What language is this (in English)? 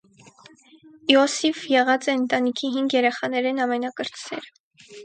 Armenian